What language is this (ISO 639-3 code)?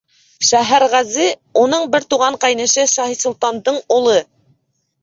bak